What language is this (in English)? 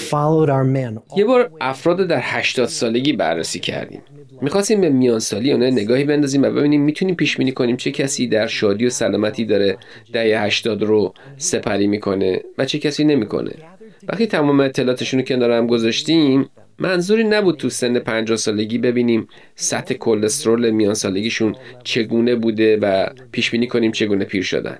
Persian